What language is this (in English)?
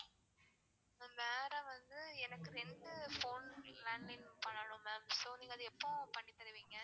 Tamil